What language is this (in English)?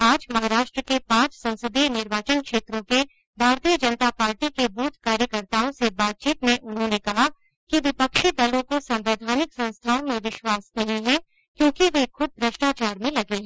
Hindi